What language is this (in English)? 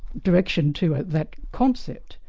English